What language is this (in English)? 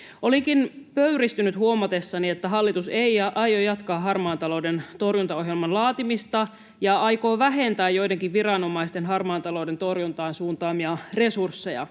Finnish